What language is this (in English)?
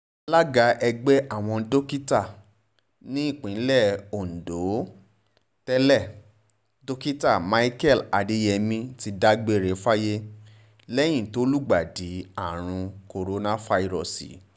Yoruba